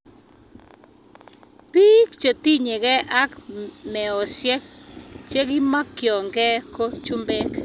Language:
Kalenjin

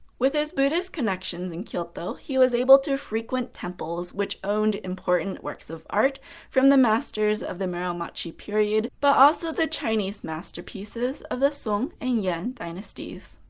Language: English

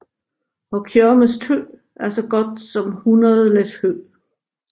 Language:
Danish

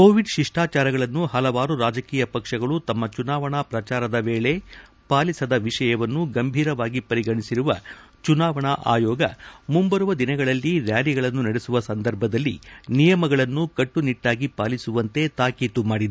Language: Kannada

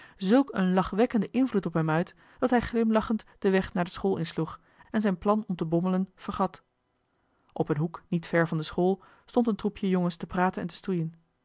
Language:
Dutch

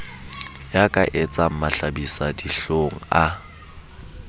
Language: Southern Sotho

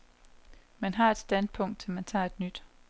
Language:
Danish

